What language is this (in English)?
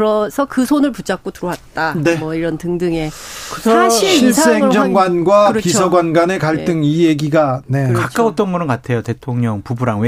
Korean